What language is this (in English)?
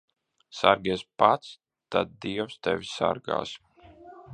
Latvian